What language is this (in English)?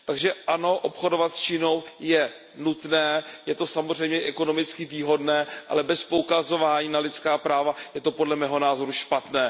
Czech